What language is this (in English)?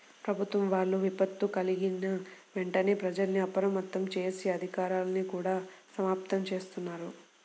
Telugu